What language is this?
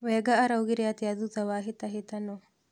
Kikuyu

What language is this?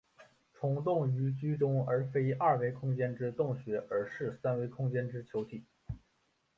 Chinese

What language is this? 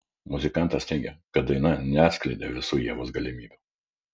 Lithuanian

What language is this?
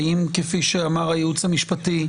Hebrew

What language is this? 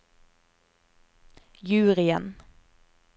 Norwegian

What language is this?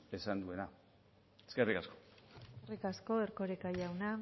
Basque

